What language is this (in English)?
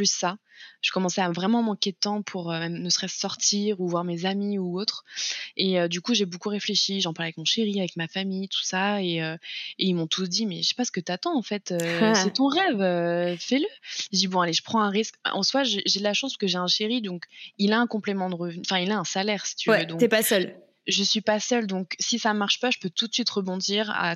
French